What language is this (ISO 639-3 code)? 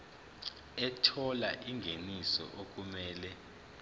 zul